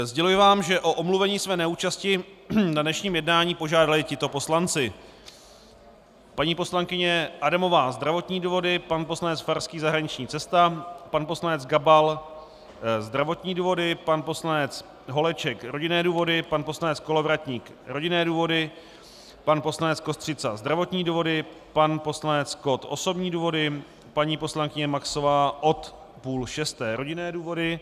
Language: Czech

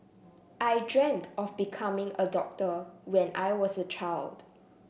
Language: English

